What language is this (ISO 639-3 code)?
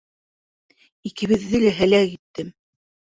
bak